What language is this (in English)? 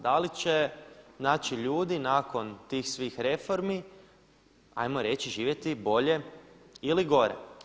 Croatian